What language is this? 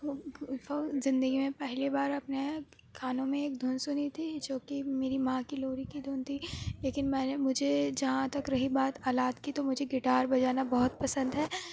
Urdu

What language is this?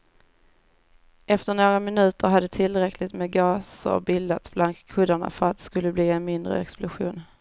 Swedish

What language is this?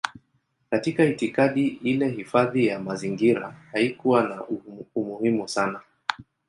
Swahili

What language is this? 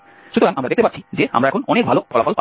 Bangla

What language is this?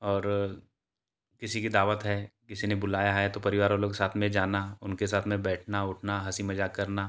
Hindi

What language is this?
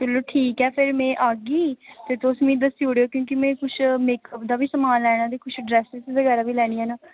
Dogri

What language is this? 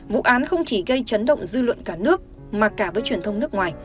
Vietnamese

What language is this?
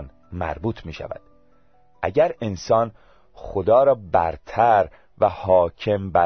Persian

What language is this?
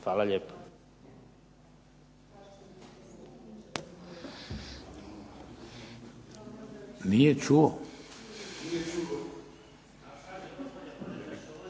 Croatian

